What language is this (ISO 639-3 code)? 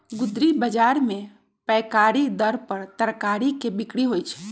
mag